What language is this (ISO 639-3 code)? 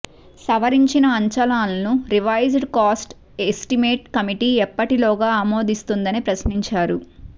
tel